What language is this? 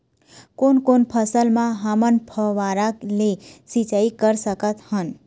Chhattisgarhi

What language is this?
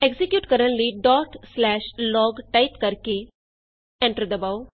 Punjabi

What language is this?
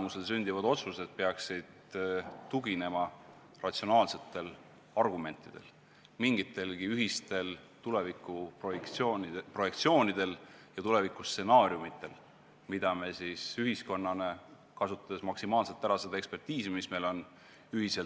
Estonian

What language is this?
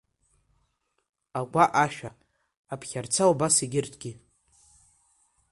Abkhazian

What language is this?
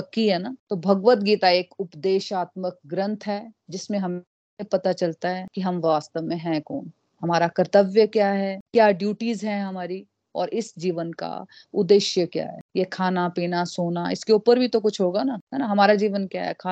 Hindi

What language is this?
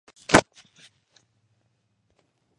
Georgian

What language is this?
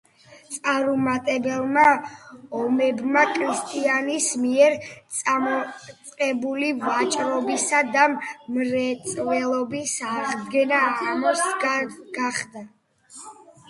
Georgian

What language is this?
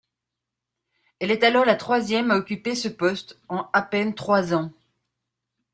French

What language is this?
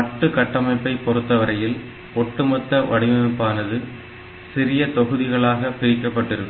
Tamil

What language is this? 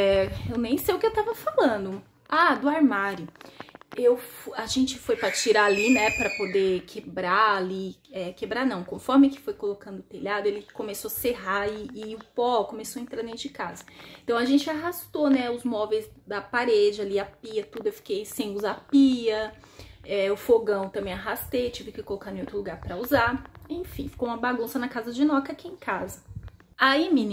Portuguese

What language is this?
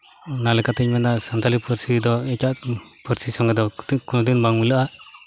Santali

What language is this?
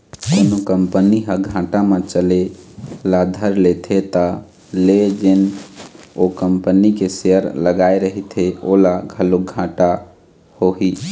Chhattisgarhi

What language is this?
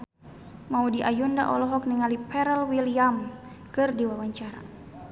Sundanese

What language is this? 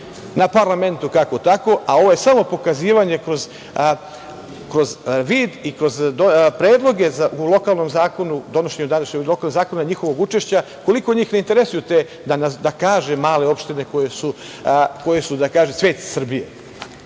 Serbian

